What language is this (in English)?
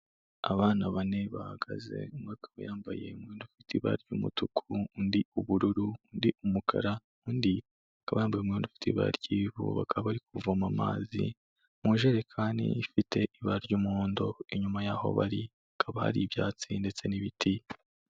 Kinyarwanda